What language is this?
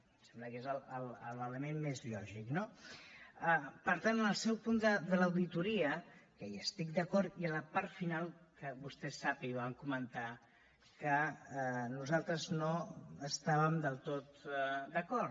Catalan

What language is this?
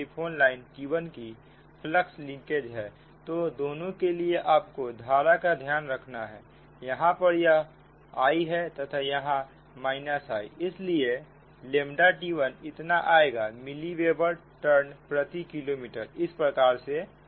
Hindi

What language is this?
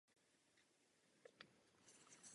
Czech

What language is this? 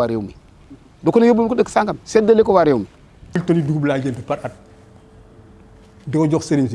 French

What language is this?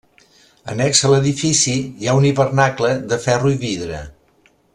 Catalan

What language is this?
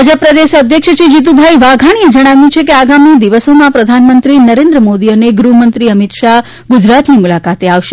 Gujarati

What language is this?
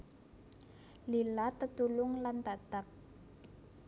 Javanese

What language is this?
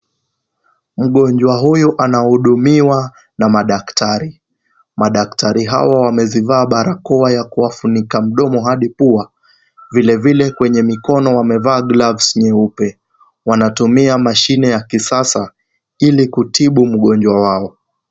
Swahili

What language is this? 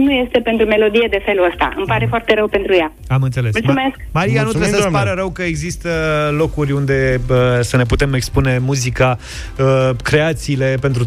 Romanian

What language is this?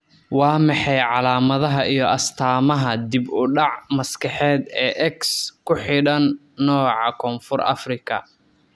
Somali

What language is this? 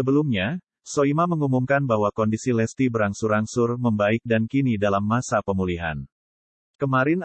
Indonesian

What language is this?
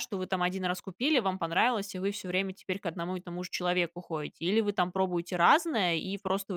Russian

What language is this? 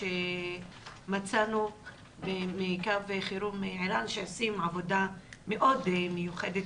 Hebrew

